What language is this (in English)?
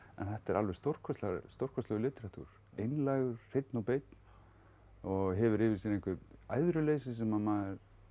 Icelandic